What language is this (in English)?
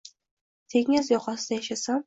Uzbek